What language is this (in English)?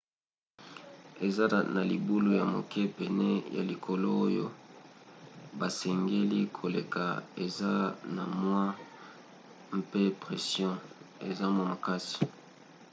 Lingala